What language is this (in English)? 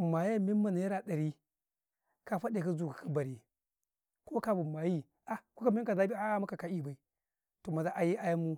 Karekare